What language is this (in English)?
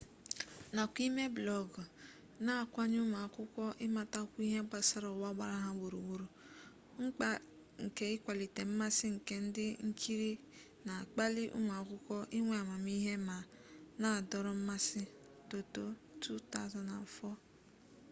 Igbo